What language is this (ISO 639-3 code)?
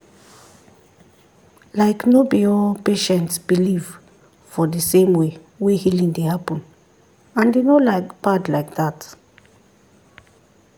pcm